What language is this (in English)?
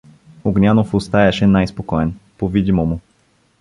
Bulgarian